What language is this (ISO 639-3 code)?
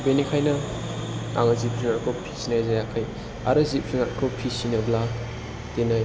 brx